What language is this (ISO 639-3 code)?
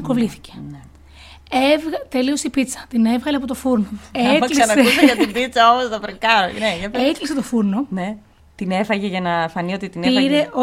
ell